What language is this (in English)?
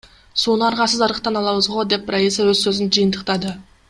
Kyrgyz